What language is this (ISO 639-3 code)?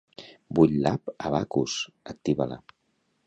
cat